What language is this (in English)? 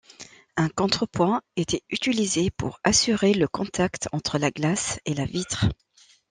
French